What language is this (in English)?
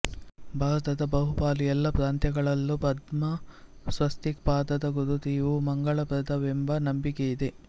Kannada